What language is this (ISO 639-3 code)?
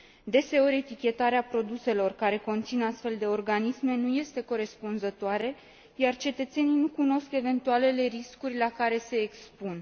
ron